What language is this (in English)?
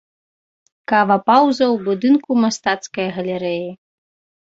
Belarusian